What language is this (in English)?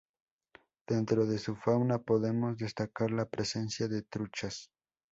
Spanish